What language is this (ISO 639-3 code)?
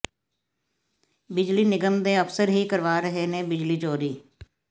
pan